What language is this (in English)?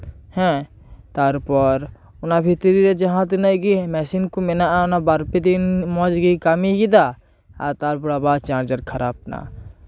Santali